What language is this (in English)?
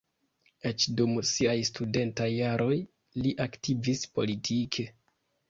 Esperanto